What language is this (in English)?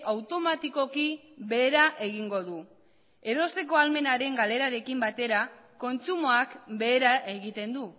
Basque